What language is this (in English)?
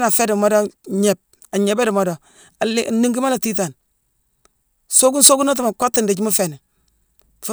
Mansoanka